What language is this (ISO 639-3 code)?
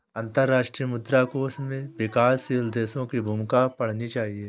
hin